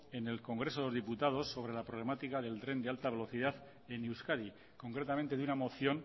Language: Spanish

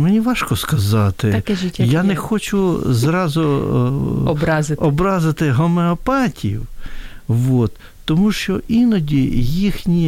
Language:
Ukrainian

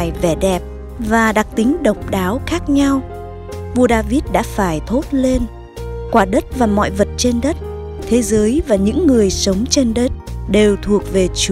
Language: Vietnamese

